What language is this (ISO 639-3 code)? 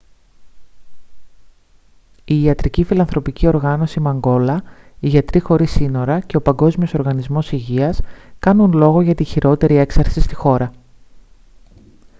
ell